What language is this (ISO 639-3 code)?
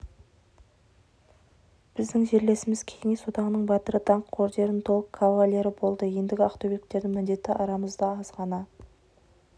kaz